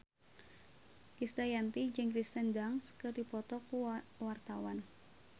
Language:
Sundanese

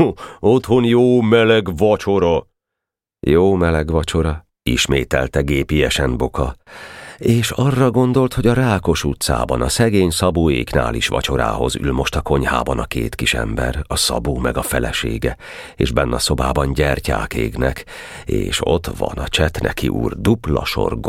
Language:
Hungarian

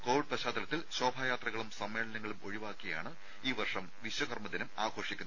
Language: Malayalam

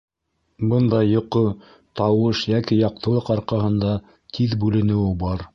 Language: Bashkir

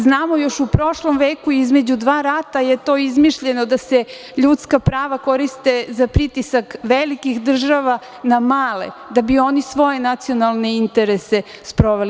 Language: Serbian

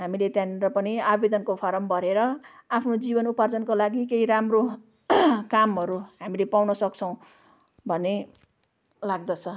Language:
Nepali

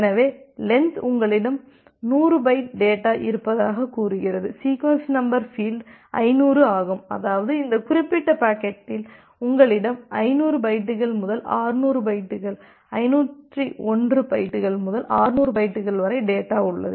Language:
Tamil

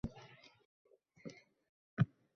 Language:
Uzbek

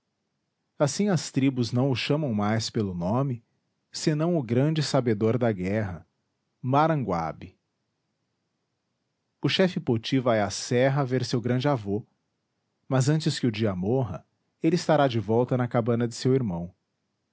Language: Portuguese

